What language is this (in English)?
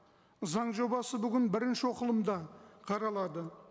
Kazakh